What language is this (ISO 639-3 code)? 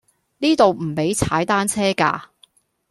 yue